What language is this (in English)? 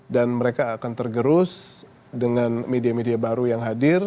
Indonesian